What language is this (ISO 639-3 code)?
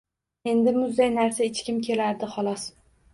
uzb